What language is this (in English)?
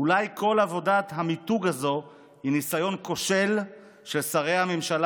Hebrew